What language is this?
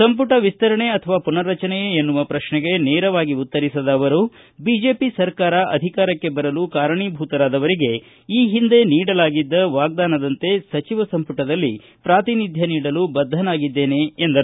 Kannada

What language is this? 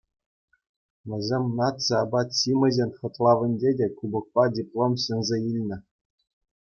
Chuvash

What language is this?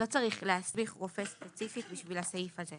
Hebrew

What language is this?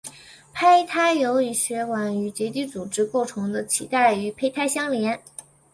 Chinese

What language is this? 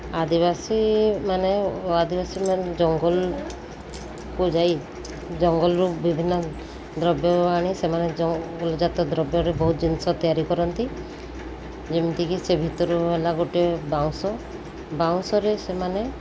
Odia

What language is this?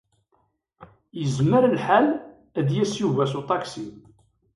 Kabyle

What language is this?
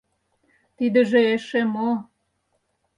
Mari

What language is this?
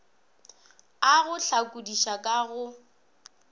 Northern Sotho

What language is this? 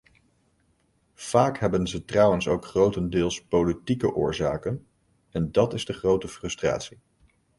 Dutch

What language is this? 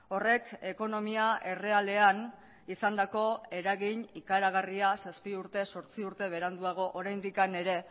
Basque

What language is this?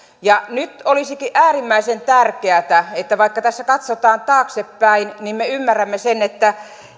Finnish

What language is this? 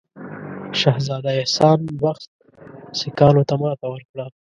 Pashto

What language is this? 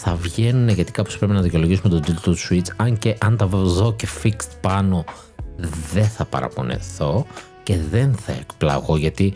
Greek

